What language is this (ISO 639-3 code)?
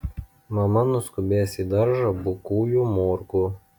lit